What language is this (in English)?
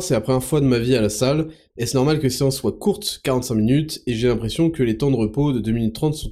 French